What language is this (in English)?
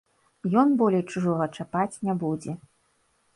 Belarusian